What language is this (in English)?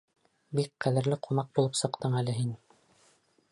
Bashkir